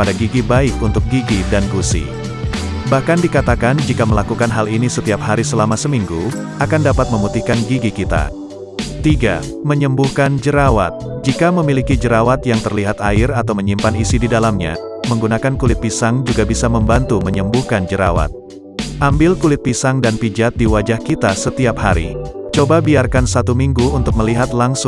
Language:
Indonesian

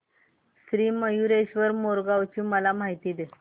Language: Marathi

